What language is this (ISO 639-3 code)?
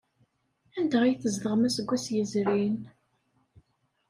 kab